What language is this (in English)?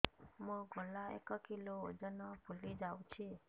Odia